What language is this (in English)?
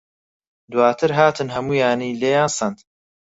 Central Kurdish